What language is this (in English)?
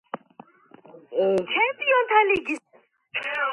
Georgian